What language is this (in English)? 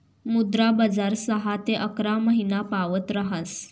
Marathi